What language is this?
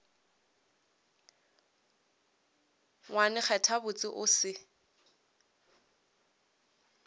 Northern Sotho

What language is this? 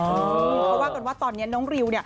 Thai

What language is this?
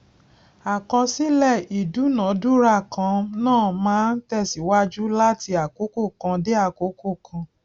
Yoruba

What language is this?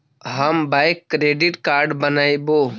Magahi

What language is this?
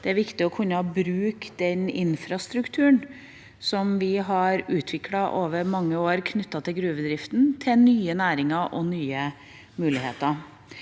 Norwegian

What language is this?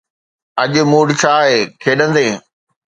Sindhi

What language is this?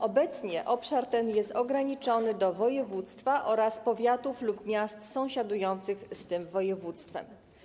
Polish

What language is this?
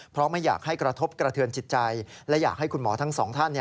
Thai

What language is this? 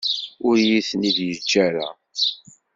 Kabyle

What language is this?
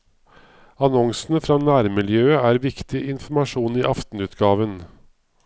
Norwegian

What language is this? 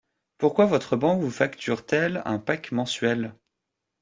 French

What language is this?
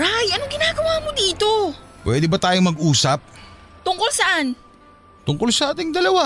Filipino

